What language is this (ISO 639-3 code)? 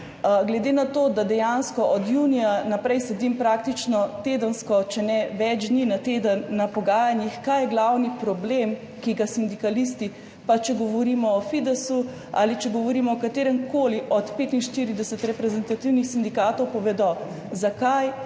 slv